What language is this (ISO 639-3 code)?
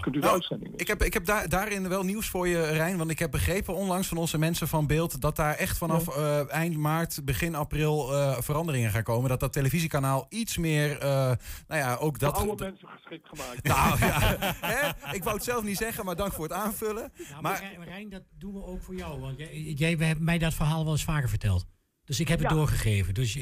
nld